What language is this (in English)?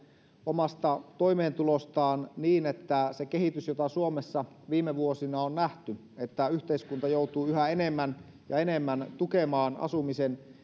Finnish